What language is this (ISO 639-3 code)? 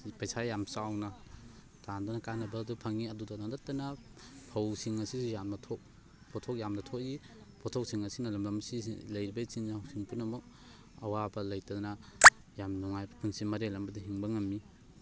mni